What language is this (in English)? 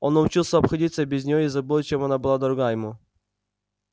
Russian